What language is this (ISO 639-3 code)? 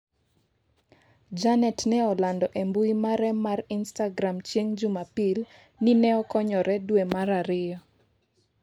luo